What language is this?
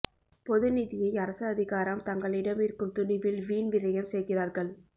Tamil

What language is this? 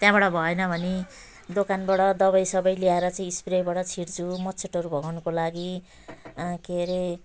Nepali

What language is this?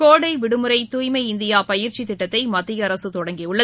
Tamil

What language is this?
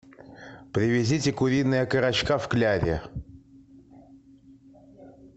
Russian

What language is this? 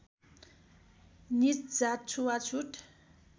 Nepali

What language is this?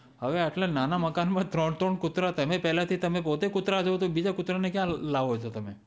Gujarati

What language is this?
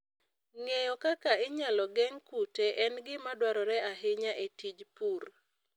Luo (Kenya and Tanzania)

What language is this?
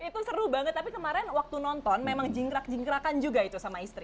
Indonesian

